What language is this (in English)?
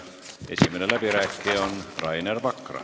Estonian